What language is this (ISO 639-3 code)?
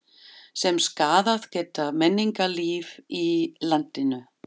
isl